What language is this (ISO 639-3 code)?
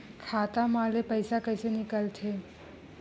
hne